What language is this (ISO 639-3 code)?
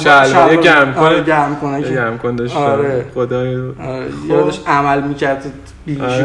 fas